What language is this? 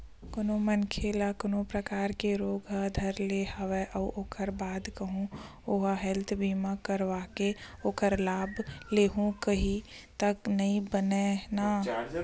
Chhattisgarhi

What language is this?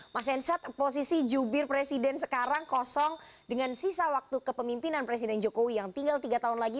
Indonesian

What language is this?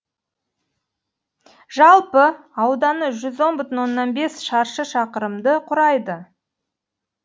Kazakh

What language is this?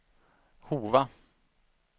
Swedish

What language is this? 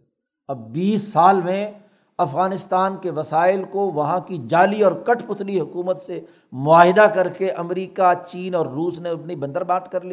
Urdu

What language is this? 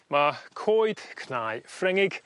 Welsh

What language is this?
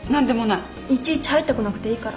Japanese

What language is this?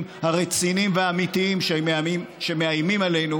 Hebrew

